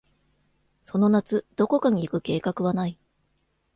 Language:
Japanese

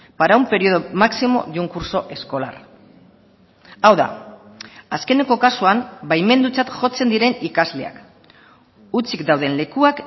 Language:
Basque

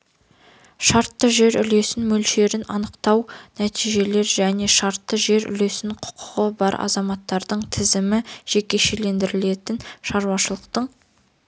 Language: Kazakh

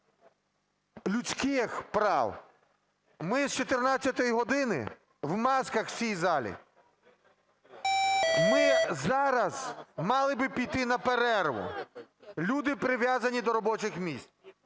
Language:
Ukrainian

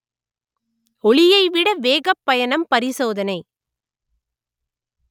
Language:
Tamil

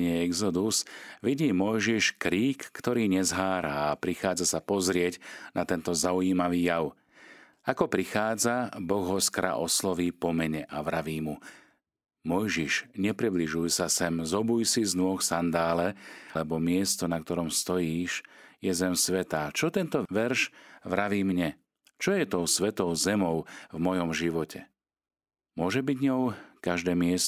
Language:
Slovak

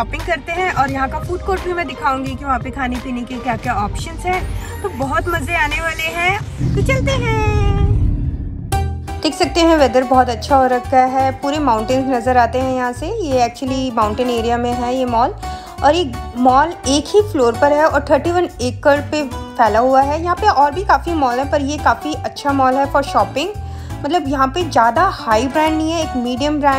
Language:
Hindi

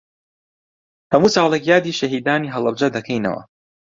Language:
Central Kurdish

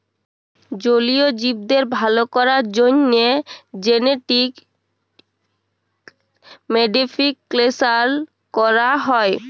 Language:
Bangla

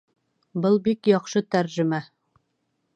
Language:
Bashkir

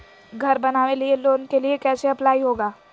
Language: Magahi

